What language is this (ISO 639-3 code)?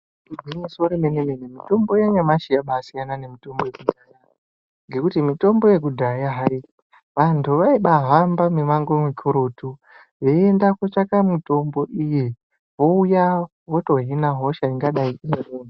ndc